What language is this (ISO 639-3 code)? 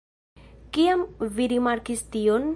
epo